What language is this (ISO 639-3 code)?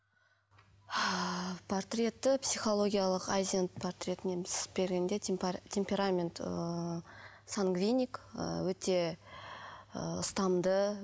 kaz